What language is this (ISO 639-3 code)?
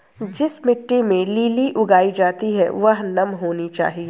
hin